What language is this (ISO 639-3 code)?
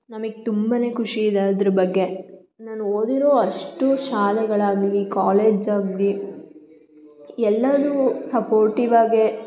kan